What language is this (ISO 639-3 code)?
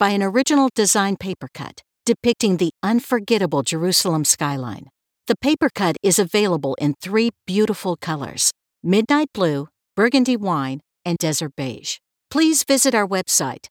eng